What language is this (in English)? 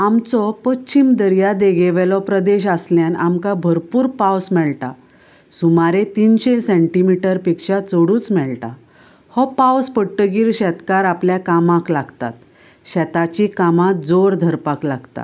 Konkani